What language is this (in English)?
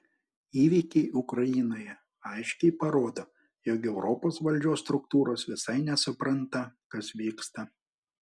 Lithuanian